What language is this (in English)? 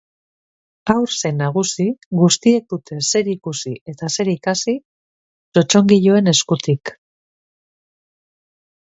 Basque